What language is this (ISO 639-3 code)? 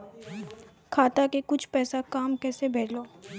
mai